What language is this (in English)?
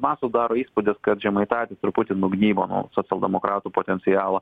Lithuanian